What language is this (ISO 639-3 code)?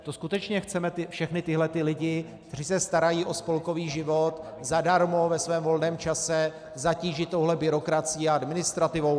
ces